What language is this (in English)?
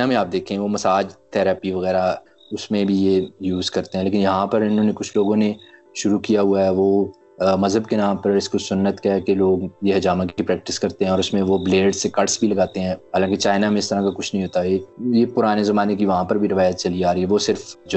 Urdu